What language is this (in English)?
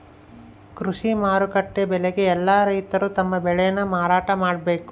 Kannada